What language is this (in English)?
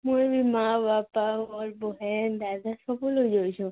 Odia